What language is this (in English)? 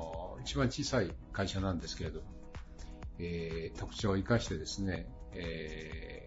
Japanese